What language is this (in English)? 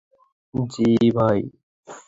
Bangla